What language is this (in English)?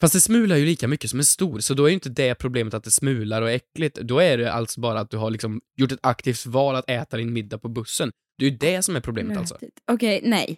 Swedish